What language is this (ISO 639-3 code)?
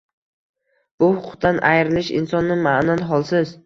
uzb